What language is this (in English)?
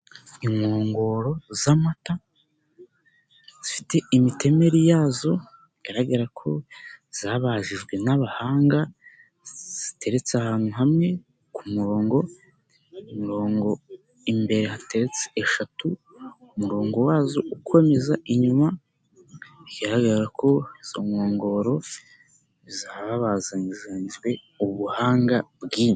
Kinyarwanda